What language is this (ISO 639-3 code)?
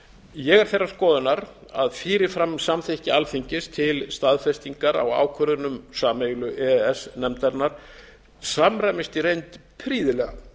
isl